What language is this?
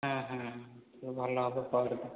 Odia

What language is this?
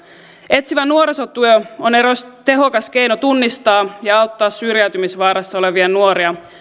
Finnish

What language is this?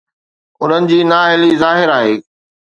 Sindhi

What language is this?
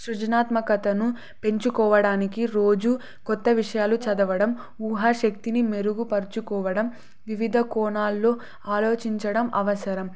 Telugu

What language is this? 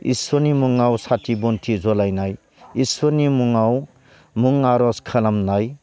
Bodo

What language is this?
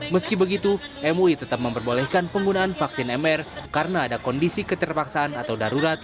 Indonesian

